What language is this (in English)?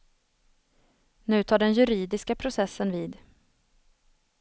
Swedish